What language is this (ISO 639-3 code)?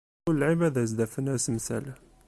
kab